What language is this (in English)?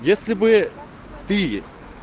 Russian